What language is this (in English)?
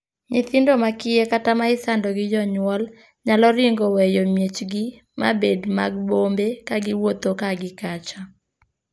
Luo (Kenya and Tanzania)